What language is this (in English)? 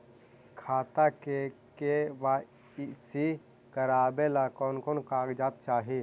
Magahi